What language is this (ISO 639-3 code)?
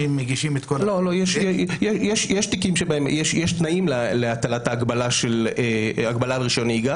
heb